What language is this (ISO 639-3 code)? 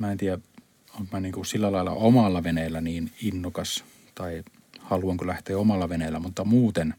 fin